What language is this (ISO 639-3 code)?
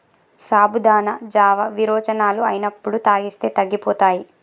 tel